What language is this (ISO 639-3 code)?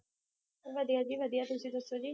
pan